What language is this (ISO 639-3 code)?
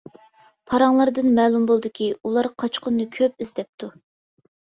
uig